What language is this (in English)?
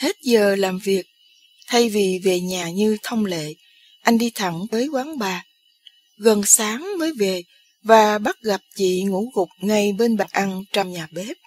Vietnamese